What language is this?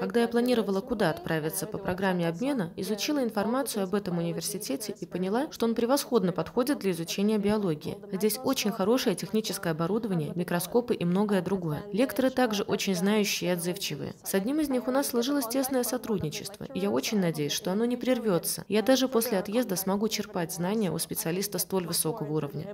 Russian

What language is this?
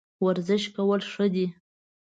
Pashto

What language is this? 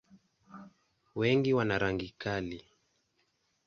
Swahili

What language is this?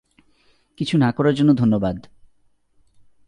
Bangla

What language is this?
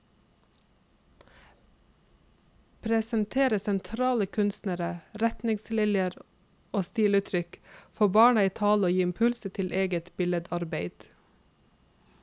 Norwegian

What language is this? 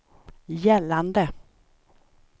Swedish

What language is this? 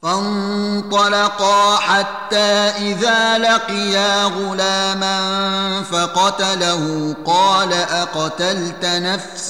Arabic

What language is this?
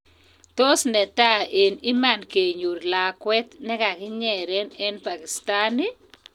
Kalenjin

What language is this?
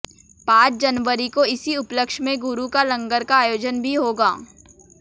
Hindi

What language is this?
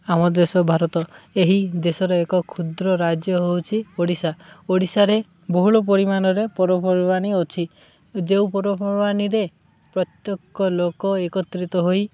Odia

